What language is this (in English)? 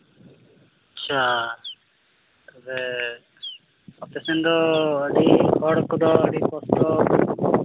Santali